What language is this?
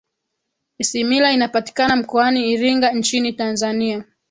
Swahili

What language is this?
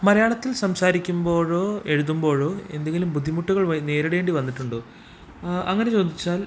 Malayalam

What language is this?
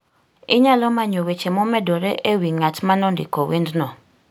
Luo (Kenya and Tanzania)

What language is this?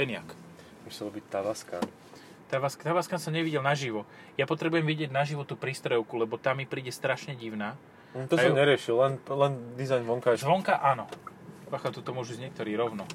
Slovak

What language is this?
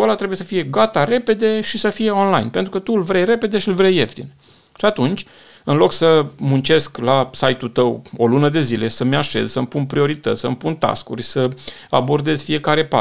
Romanian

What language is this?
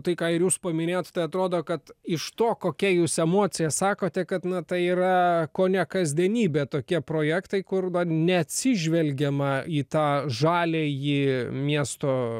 Lithuanian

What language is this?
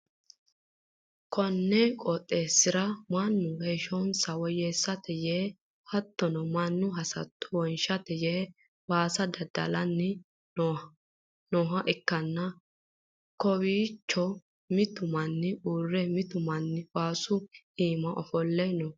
Sidamo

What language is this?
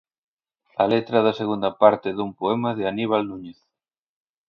Galician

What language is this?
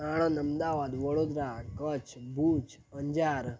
Gujarati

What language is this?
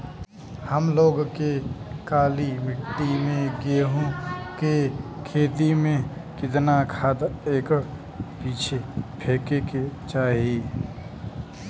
Bhojpuri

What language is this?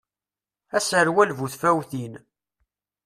Kabyle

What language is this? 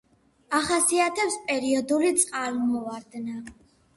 Georgian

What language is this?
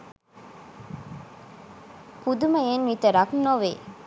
Sinhala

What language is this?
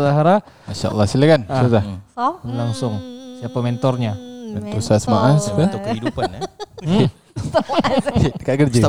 Malay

